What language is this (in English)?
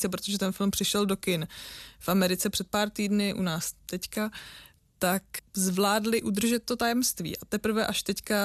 Czech